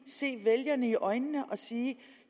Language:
Danish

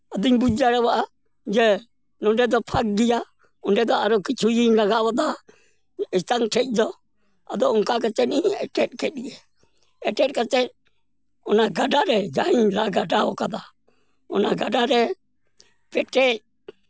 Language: Santali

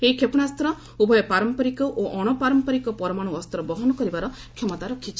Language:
Odia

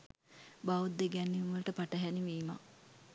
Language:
Sinhala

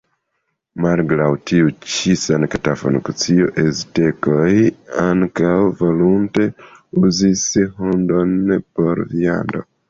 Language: Esperanto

